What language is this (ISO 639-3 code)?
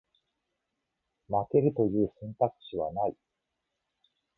jpn